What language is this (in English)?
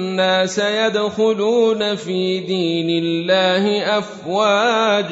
Arabic